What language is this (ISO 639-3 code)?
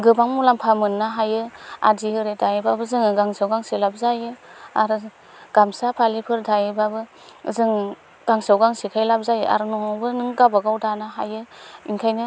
brx